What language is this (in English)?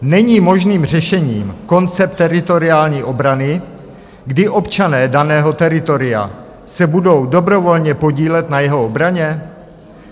Czech